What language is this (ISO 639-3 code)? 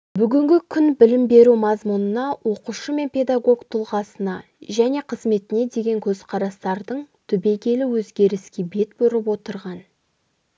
kaz